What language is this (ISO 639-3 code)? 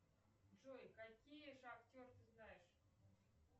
rus